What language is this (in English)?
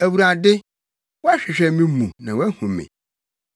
Akan